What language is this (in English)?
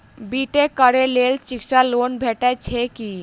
Maithili